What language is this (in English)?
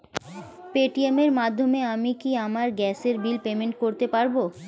Bangla